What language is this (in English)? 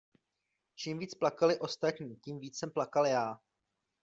Czech